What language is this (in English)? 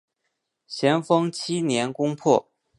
Chinese